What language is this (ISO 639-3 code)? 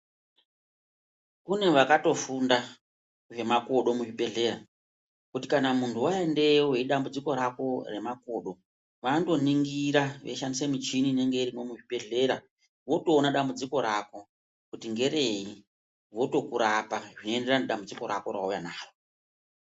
ndc